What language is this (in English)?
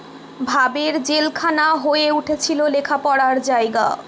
Bangla